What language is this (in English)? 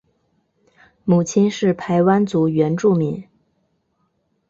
Chinese